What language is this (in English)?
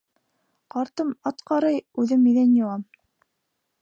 Bashkir